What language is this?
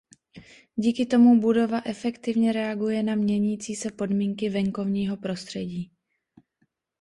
Czech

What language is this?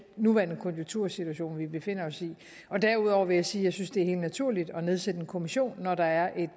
Danish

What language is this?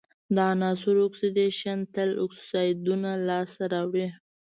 Pashto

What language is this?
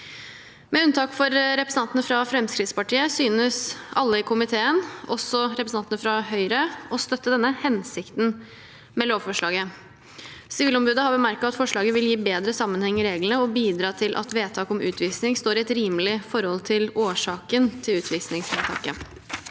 Norwegian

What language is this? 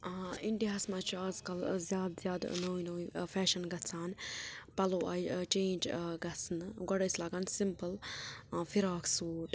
Kashmiri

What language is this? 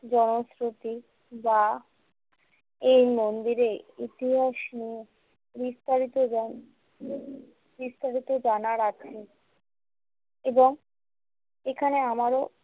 Bangla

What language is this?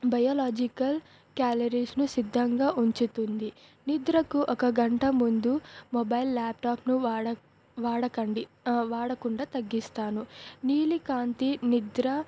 Telugu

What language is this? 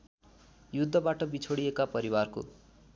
Nepali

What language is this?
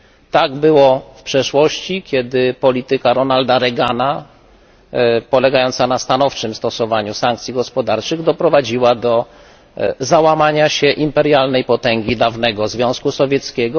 Polish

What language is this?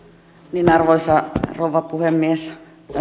Finnish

